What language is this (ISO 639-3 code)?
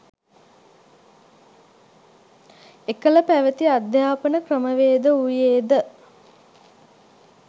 sin